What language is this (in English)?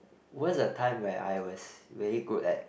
English